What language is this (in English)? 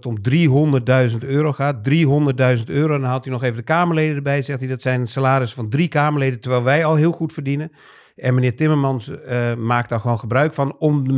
Dutch